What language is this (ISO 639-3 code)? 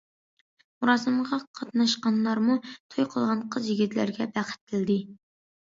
uig